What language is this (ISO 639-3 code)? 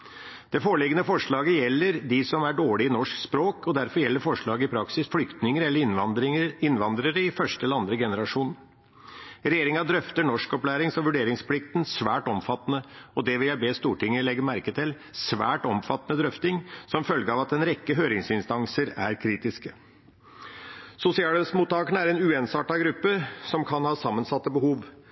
nob